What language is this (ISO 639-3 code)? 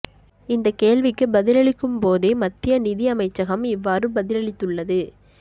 tam